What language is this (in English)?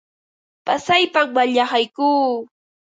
Ambo-Pasco Quechua